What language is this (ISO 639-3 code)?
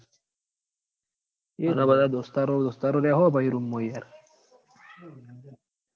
guj